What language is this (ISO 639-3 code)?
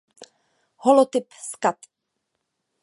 ces